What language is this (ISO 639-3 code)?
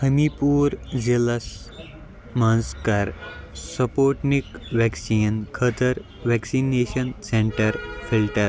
kas